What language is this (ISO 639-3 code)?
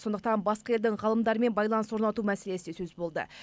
kaz